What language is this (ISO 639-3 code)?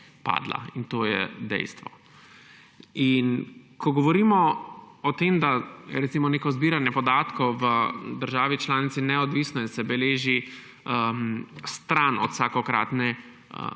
slv